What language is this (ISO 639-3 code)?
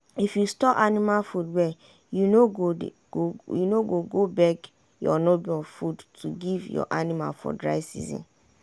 pcm